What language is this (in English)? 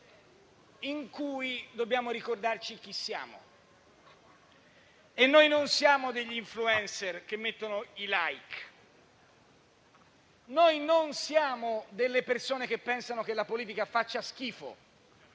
Italian